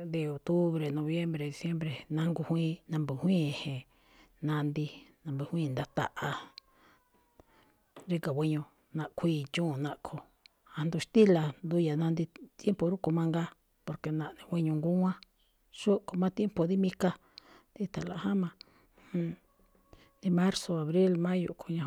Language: Malinaltepec Me'phaa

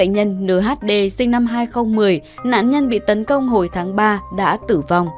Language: Vietnamese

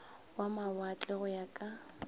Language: Northern Sotho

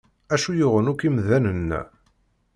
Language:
Kabyle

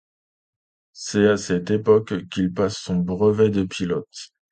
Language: French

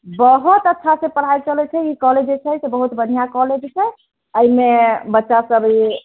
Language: Maithili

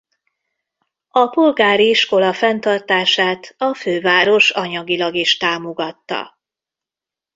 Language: Hungarian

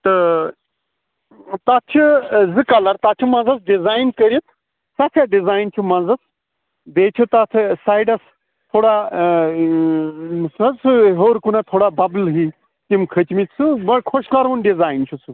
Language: Kashmiri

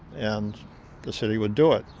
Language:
English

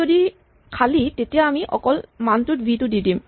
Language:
Assamese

